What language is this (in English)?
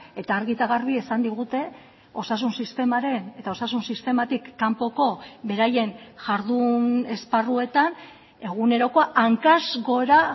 Basque